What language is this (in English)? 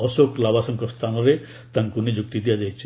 Odia